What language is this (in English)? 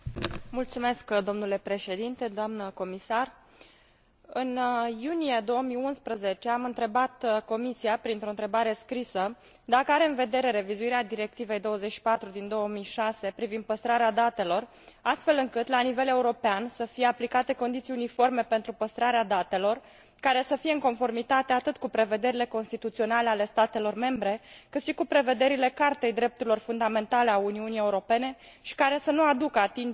Romanian